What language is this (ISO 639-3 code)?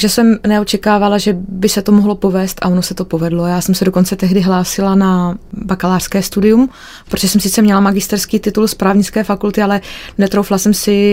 ces